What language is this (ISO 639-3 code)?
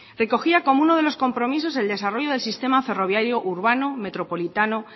spa